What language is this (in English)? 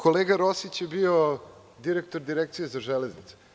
Serbian